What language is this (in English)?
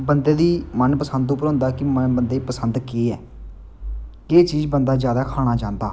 Dogri